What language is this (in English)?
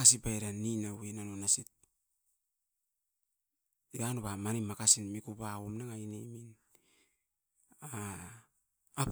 Askopan